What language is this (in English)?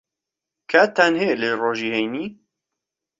Central Kurdish